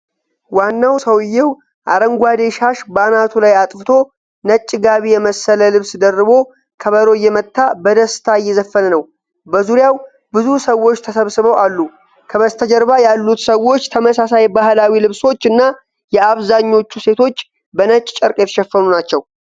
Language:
Amharic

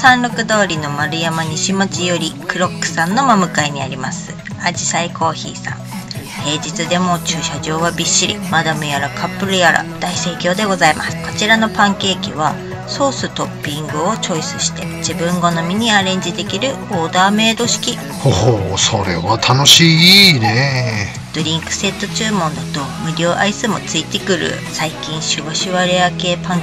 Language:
Japanese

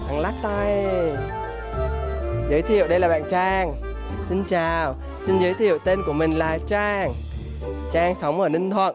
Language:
Vietnamese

